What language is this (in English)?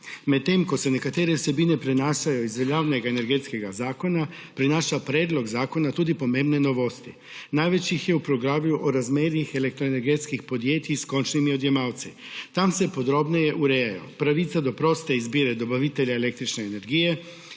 Slovenian